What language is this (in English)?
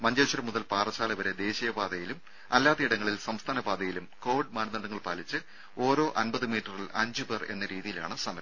Malayalam